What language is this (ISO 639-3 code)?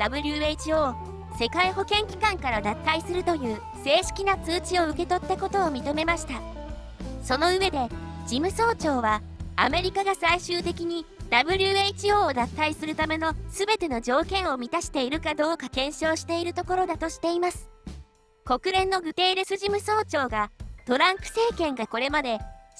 jpn